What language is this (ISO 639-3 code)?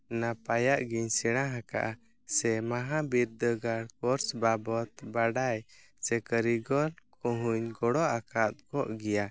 sat